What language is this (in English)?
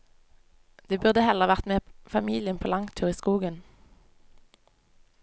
Norwegian